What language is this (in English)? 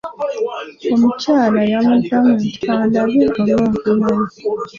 Ganda